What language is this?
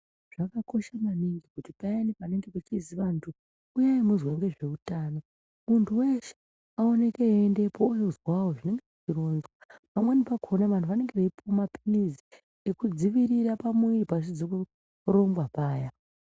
Ndau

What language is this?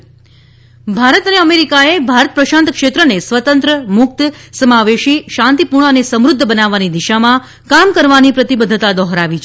Gujarati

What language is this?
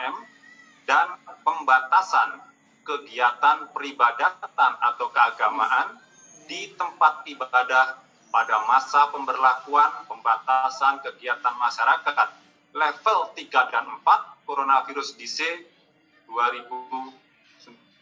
Indonesian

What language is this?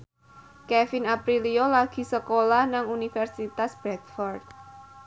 Javanese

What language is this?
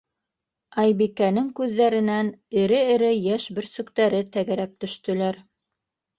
Bashkir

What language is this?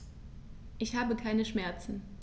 German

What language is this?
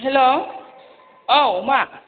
Bodo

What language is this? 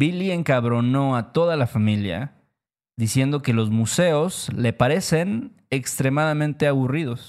Spanish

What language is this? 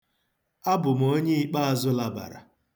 Igbo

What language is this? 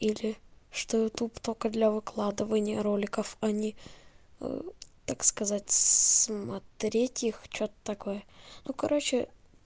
Russian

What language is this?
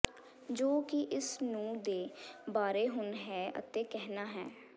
Punjabi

